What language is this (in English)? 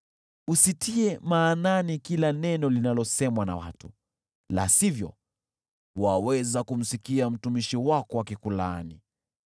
Swahili